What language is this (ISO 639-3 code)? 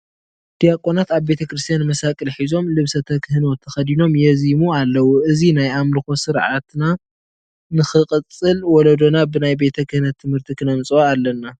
tir